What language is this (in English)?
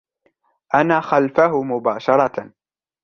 Arabic